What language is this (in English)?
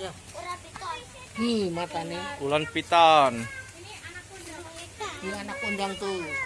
Indonesian